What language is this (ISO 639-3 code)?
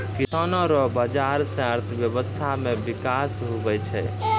mai